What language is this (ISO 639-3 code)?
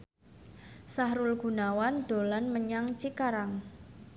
jav